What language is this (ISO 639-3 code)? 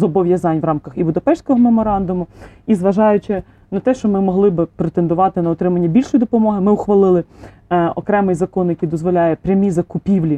ukr